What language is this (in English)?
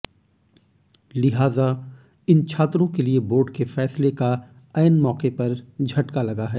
Hindi